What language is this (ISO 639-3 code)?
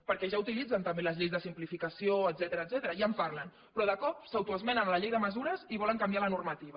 cat